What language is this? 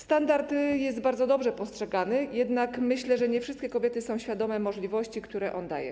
Polish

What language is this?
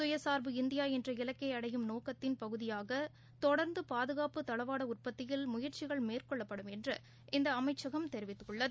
Tamil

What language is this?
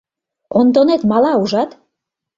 Mari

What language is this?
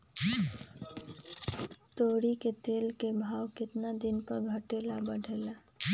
Magahi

